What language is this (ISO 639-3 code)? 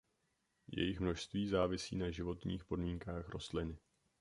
ces